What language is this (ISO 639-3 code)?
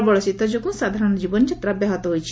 ori